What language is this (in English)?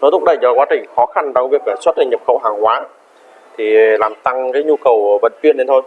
Vietnamese